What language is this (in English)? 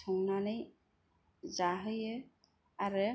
Bodo